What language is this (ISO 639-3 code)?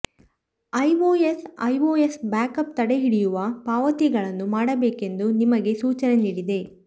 kan